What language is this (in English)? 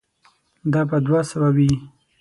Pashto